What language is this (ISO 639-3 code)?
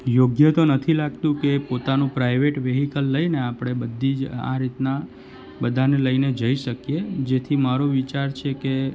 guj